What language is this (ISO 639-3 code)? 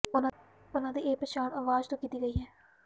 pan